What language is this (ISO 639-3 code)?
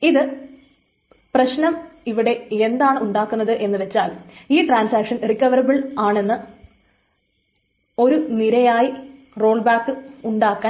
mal